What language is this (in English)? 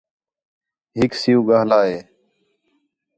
Khetrani